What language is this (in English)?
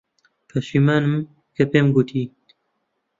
Central Kurdish